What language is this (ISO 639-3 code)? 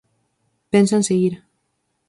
glg